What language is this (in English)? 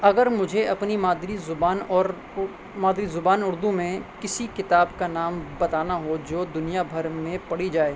Urdu